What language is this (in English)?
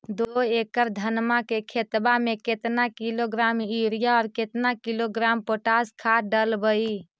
Magahi